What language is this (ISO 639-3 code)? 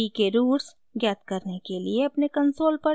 hin